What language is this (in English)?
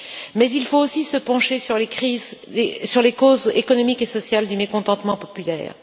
French